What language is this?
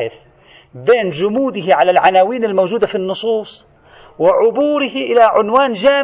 Arabic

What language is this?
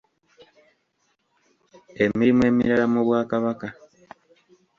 Ganda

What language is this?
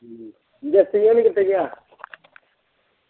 Punjabi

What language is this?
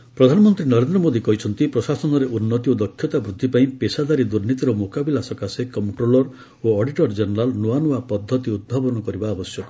Odia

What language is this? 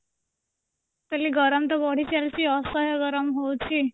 Odia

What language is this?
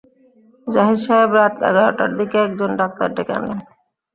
Bangla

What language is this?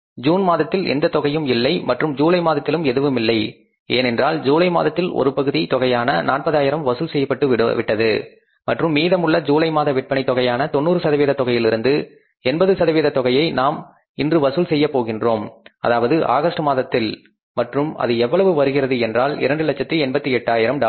Tamil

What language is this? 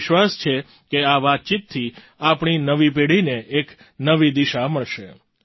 Gujarati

